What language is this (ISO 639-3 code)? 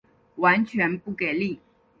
zho